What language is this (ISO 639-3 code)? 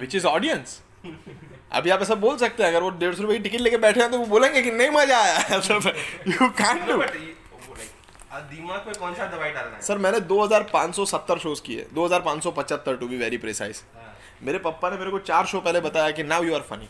hin